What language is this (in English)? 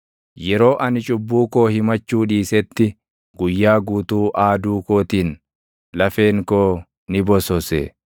Oromo